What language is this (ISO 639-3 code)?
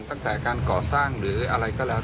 tha